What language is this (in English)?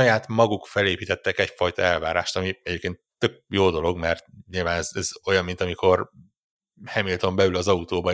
Hungarian